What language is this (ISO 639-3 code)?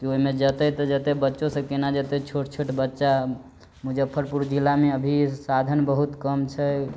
mai